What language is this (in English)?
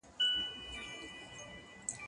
Pashto